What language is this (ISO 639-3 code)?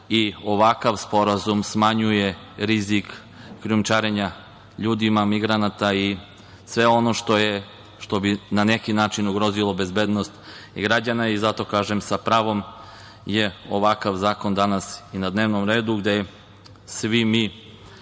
srp